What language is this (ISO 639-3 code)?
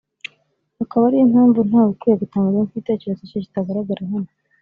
kin